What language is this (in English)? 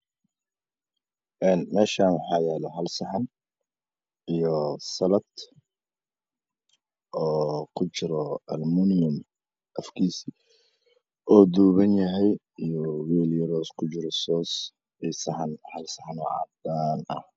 Somali